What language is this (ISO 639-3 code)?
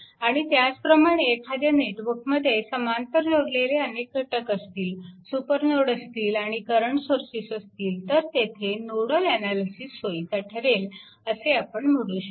mar